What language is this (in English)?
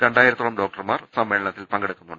Malayalam